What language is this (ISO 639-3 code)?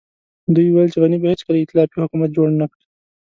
pus